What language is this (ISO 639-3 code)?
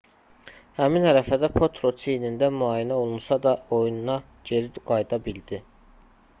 aze